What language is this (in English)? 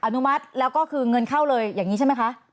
Thai